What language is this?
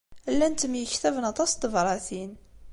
Kabyle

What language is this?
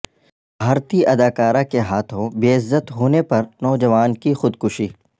Urdu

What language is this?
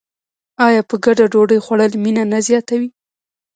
Pashto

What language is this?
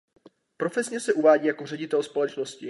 Czech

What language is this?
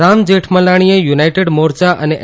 Gujarati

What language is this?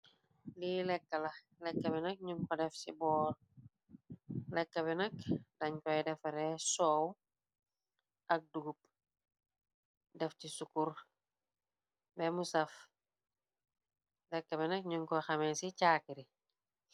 Wolof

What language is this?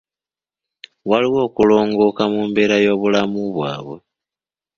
Ganda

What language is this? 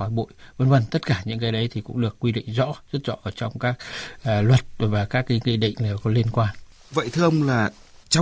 Vietnamese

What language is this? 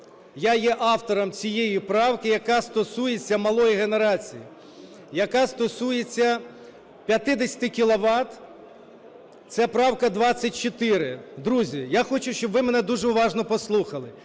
Ukrainian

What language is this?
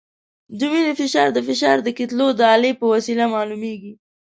Pashto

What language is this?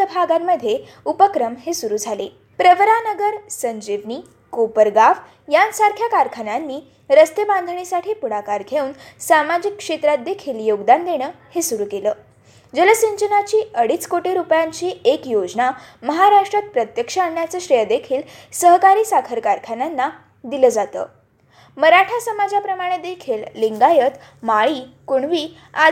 Marathi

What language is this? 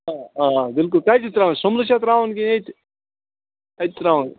Kashmiri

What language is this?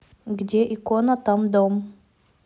Russian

